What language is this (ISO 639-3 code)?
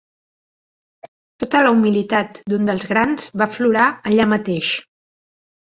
cat